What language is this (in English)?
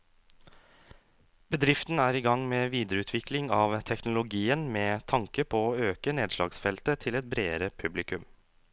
Norwegian